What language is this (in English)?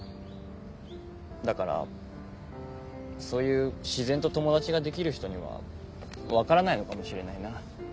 Japanese